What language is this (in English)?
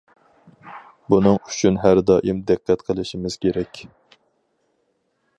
Uyghur